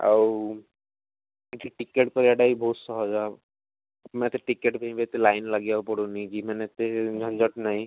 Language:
Odia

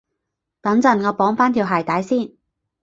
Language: Cantonese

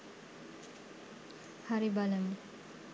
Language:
Sinhala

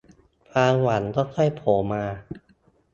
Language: Thai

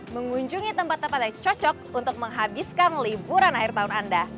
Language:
Indonesian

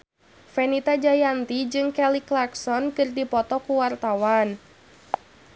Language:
Sundanese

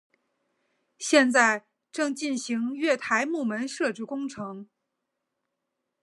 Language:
Chinese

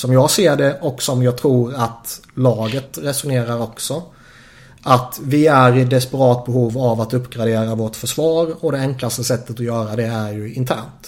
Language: Swedish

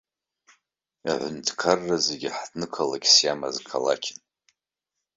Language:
Abkhazian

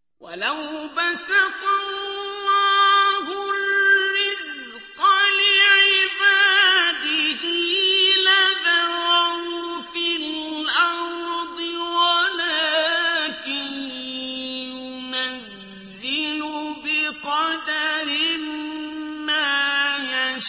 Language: Arabic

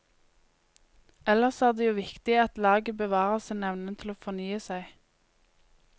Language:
Norwegian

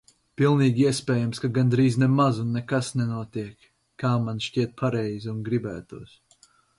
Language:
Latvian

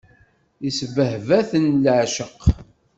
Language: Kabyle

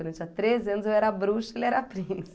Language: Portuguese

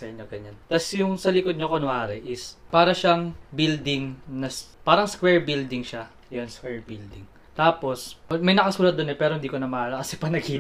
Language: Filipino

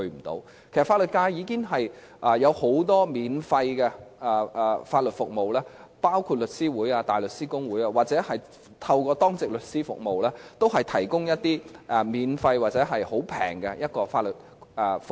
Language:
Cantonese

